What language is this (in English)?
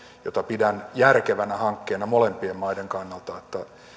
Finnish